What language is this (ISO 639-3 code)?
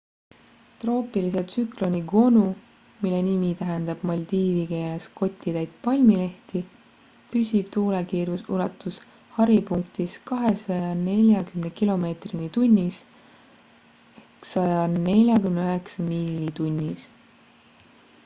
est